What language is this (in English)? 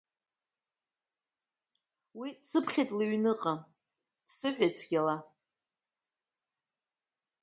Abkhazian